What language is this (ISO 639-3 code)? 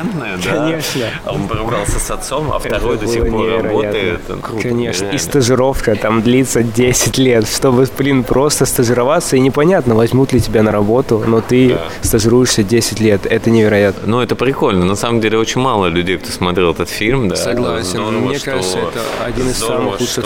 rus